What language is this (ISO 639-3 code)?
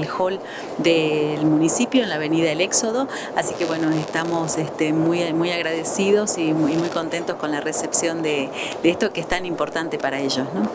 spa